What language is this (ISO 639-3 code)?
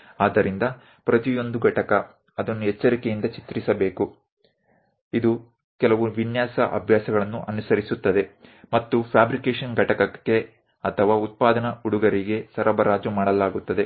kan